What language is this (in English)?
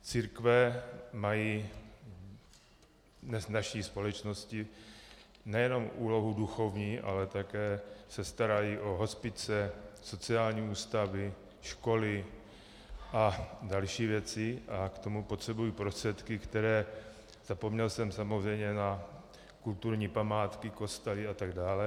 Czech